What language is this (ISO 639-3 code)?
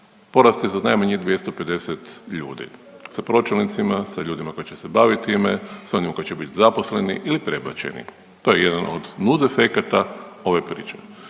hrv